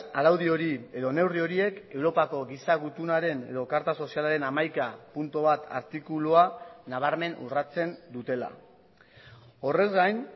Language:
Basque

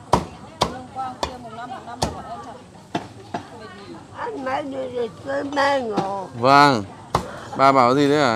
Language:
Vietnamese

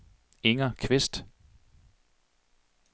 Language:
Danish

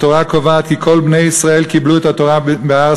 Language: Hebrew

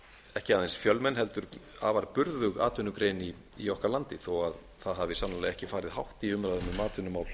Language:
Icelandic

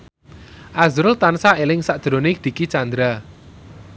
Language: Javanese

